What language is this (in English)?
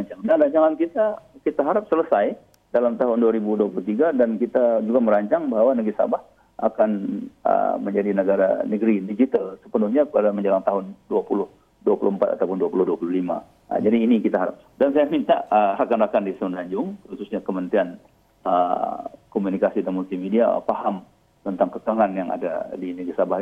Malay